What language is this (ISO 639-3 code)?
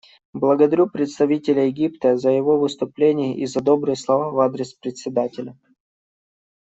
rus